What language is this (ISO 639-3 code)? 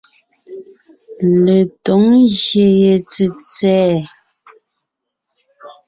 nnh